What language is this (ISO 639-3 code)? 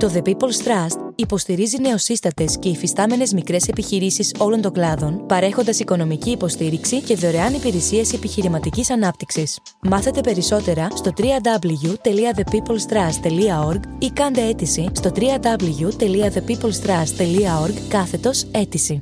ell